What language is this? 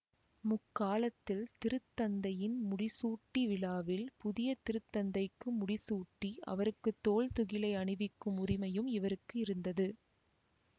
Tamil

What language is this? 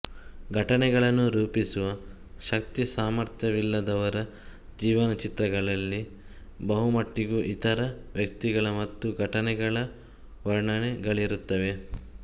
Kannada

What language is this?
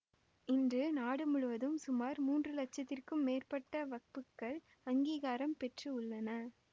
Tamil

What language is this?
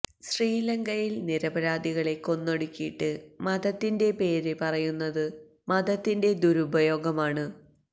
Malayalam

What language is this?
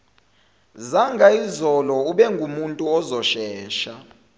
Zulu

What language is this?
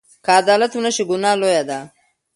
Pashto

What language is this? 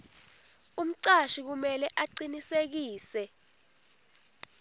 Swati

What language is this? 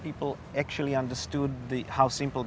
Indonesian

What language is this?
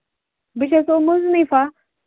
Kashmiri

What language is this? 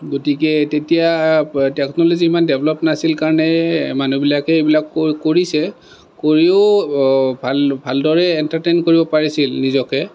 Assamese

